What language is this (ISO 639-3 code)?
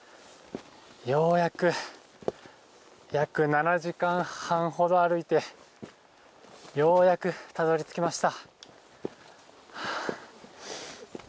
jpn